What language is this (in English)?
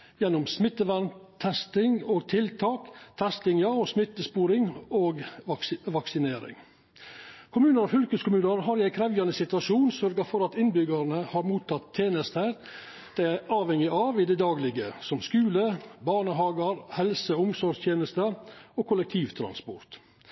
Norwegian Nynorsk